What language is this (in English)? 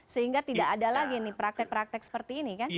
Indonesian